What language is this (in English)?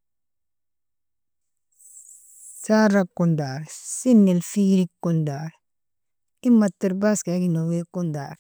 Nobiin